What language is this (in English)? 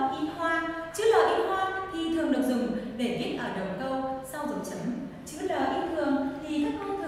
Vietnamese